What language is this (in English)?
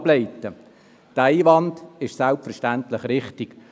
Swiss German